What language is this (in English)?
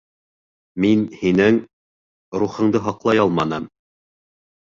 Bashkir